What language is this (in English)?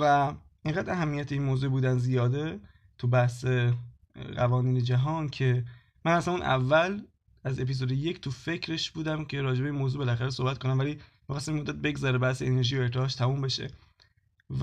Persian